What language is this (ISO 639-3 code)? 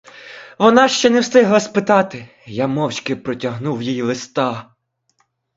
ukr